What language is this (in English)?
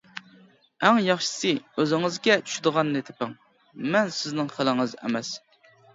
Uyghur